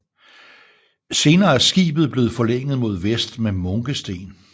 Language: Danish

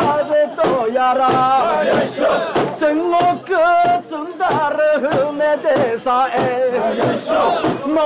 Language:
Arabic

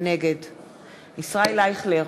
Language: Hebrew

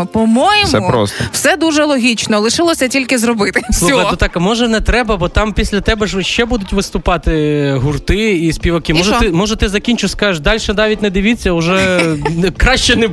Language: Ukrainian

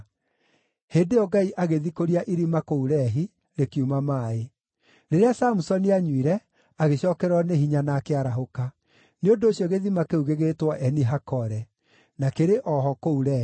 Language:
Kikuyu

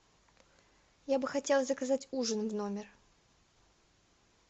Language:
Russian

